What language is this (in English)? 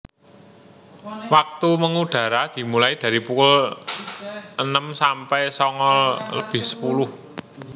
Javanese